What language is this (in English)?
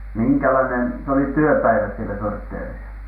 Finnish